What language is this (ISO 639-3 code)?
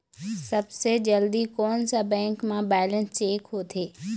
hne